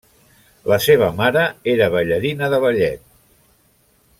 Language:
Catalan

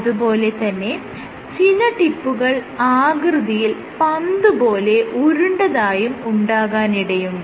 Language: Malayalam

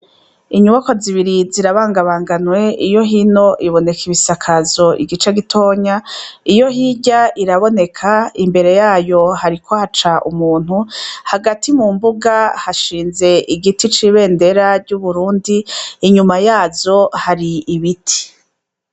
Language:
Rundi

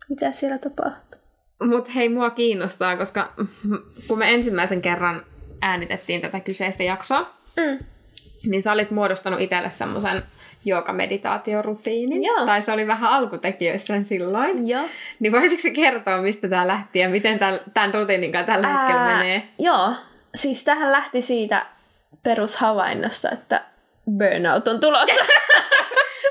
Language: Finnish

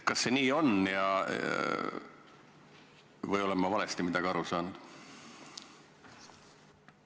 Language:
Estonian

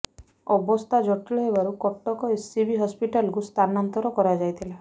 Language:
Odia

